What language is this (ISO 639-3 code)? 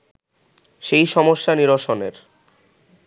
ben